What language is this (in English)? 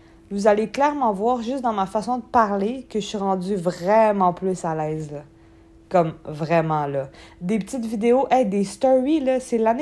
French